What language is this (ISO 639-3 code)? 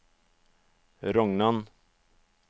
nor